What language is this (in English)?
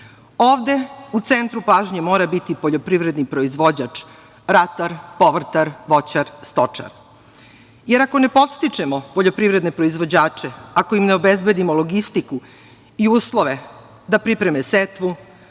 Serbian